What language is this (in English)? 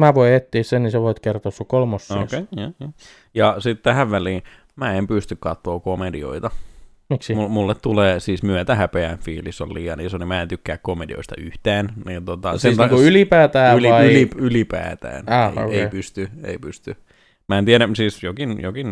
Finnish